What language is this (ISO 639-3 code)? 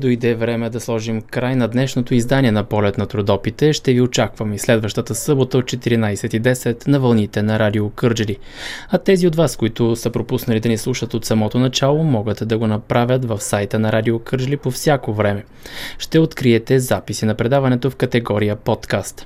bul